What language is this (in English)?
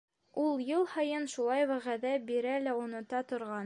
Bashkir